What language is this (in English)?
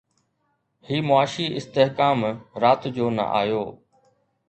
Sindhi